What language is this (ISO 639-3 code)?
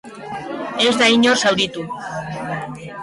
eus